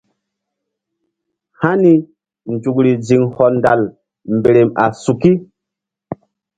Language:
Mbum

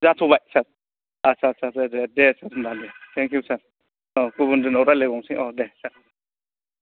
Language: Bodo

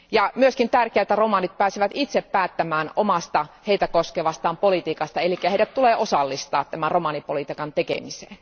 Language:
Finnish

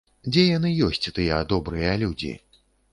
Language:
Belarusian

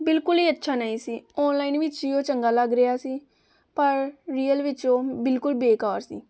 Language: Punjabi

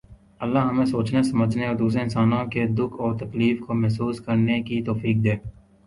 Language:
Urdu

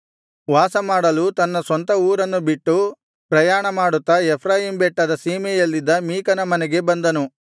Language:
Kannada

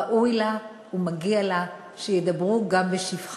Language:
Hebrew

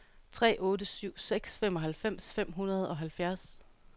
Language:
Danish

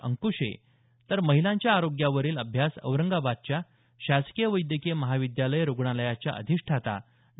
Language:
Marathi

